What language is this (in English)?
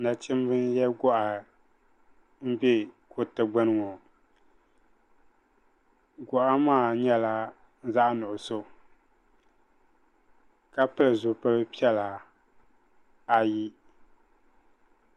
Dagbani